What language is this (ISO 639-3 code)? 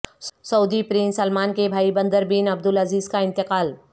urd